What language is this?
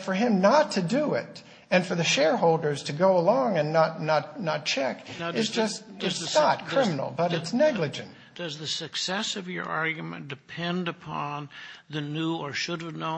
English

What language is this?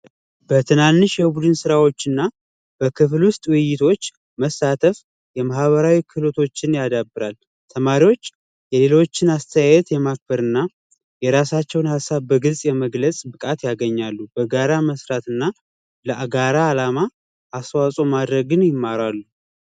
Amharic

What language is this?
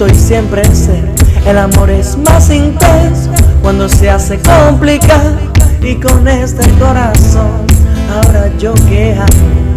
Spanish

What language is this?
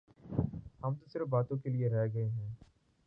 Urdu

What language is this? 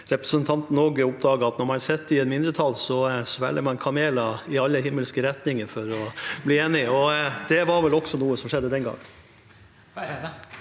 Norwegian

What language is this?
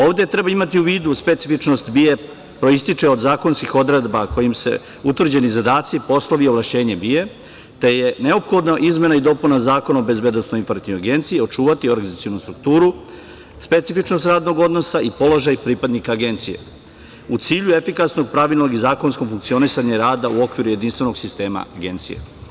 Serbian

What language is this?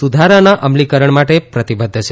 Gujarati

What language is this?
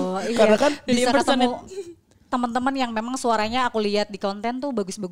Indonesian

